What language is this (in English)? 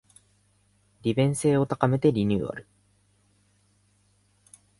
Japanese